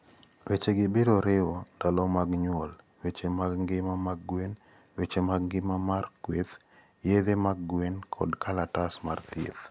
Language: Luo (Kenya and Tanzania)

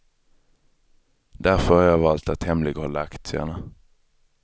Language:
Swedish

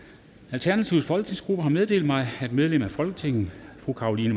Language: Danish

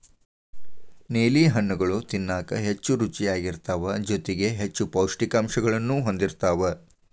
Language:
Kannada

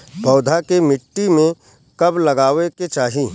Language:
Bhojpuri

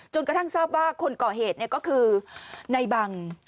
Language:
Thai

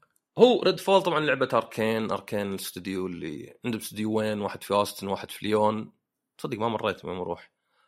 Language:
Arabic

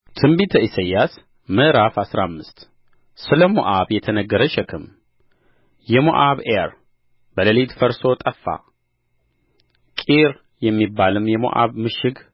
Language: Amharic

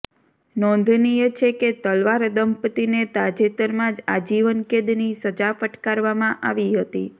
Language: Gujarati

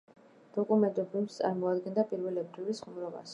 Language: Georgian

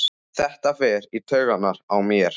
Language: Icelandic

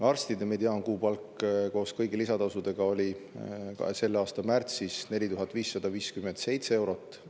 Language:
Estonian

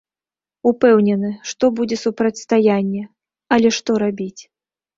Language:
Belarusian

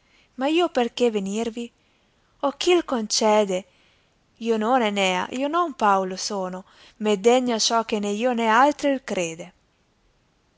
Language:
Italian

